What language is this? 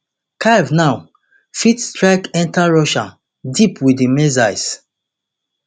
Nigerian Pidgin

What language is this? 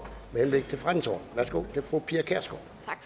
Danish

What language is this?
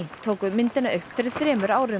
Icelandic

